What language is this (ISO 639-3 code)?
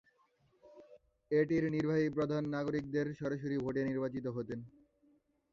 ben